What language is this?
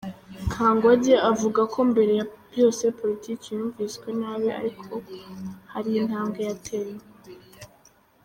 Kinyarwanda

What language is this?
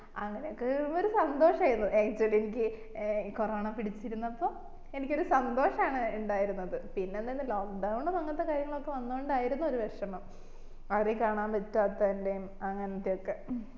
Malayalam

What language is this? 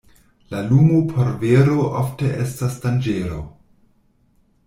Esperanto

